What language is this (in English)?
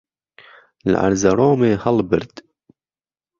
Central Kurdish